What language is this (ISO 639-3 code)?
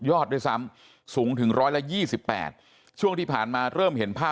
tha